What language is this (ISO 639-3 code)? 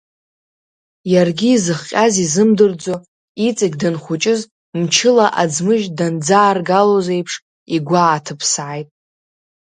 abk